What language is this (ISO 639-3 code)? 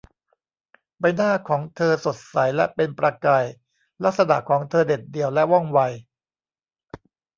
tha